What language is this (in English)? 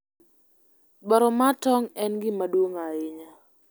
Luo (Kenya and Tanzania)